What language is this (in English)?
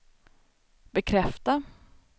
Swedish